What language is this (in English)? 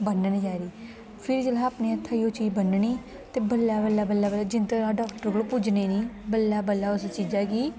Dogri